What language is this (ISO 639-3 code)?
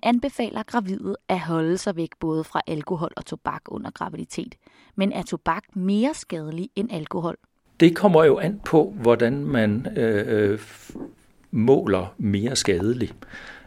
dan